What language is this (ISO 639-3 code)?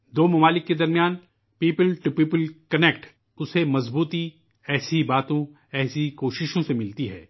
urd